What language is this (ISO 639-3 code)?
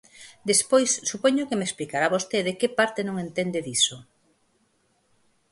glg